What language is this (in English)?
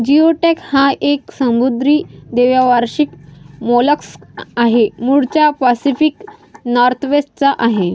Marathi